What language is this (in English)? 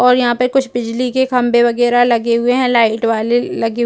Hindi